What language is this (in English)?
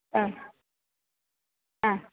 Malayalam